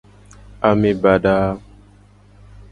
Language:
Gen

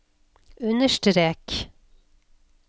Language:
Norwegian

